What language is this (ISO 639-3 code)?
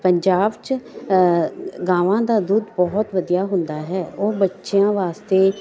pan